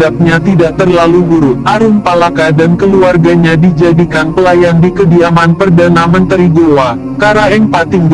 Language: Indonesian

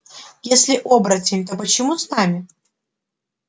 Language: Russian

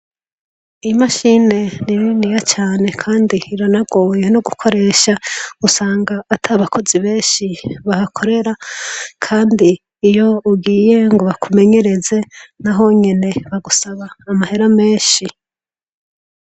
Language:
Rundi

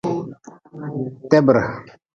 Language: Nawdm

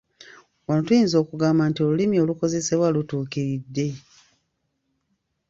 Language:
Ganda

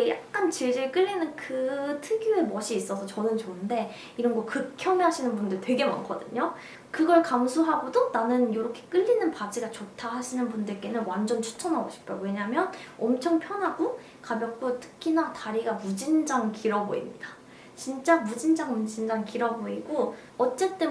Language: Korean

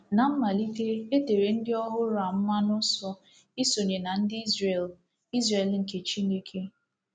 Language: Igbo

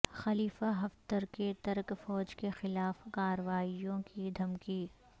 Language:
Urdu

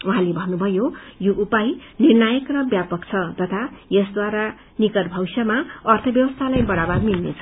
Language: Nepali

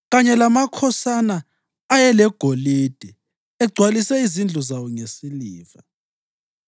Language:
North Ndebele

